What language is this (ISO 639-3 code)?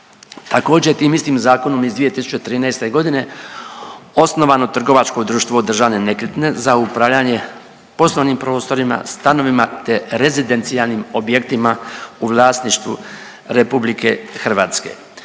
hrv